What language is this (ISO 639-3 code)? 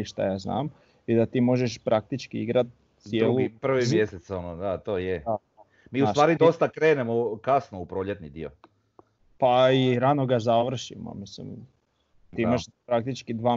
hrv